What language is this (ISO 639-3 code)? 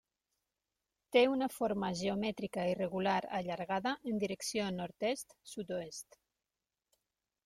cat